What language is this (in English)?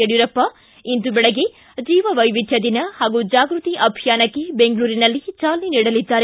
Kannada